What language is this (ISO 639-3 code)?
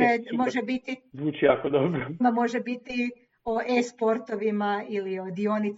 hrv